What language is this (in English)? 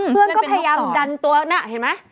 Thai